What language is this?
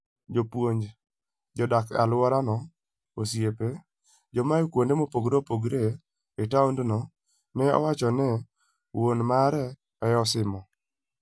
Luo (Kenya and Tanzania)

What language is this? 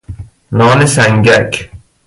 Persian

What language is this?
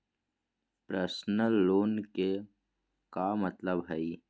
Magahi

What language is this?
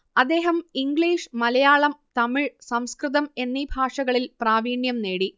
Malayalam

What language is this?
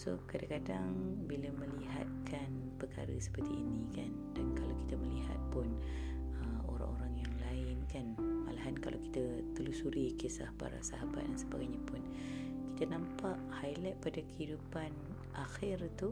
Malay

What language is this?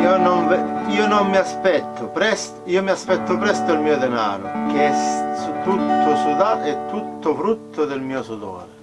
Italian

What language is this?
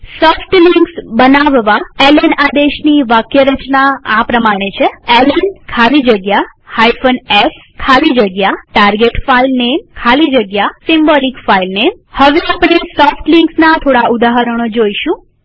Gujarati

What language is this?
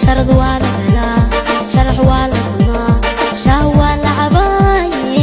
Somali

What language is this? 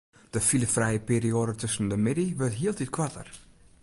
Western Frisian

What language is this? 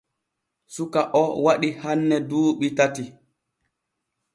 Borgu Fulfulde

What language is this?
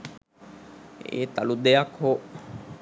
Sinhala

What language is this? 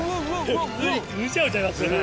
Japanese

